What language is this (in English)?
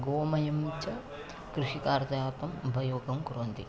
Sanskrit